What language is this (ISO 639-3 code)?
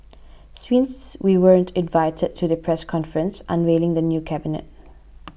eng